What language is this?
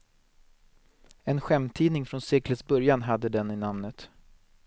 Swedish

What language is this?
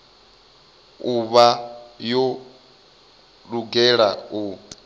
Venda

